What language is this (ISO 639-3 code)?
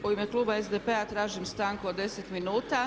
hrv